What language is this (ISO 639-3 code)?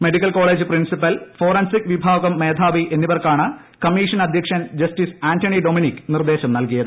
mal